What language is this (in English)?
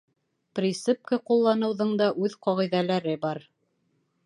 Bashkir